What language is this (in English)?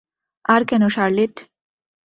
Bangla